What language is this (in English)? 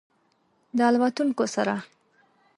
Pashto